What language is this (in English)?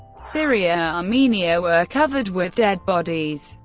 English